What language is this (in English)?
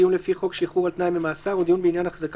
Hebrew